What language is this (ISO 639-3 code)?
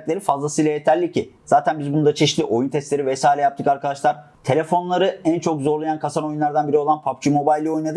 tur